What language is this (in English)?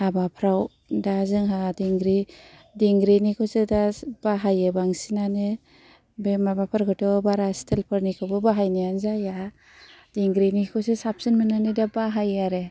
Bodo